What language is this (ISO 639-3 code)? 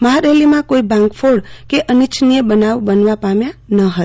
guj